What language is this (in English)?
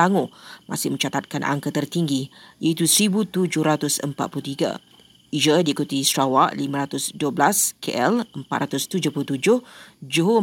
Malay